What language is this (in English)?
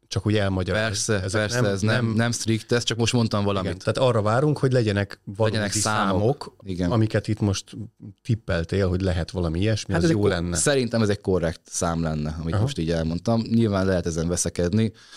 Hungarian